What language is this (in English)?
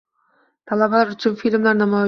Uzbek